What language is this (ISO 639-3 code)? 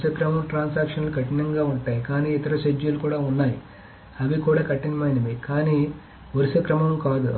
tel